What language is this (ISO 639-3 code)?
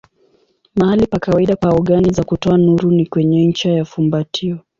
swa